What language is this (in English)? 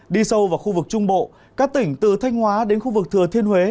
Vietnamese